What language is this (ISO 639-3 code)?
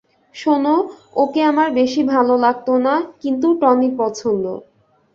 ben